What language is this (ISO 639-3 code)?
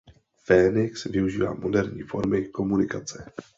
ces